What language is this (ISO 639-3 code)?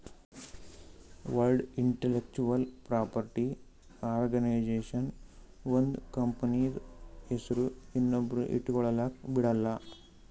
kan